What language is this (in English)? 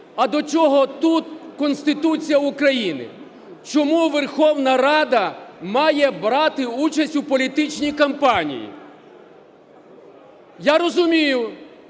Ukrainian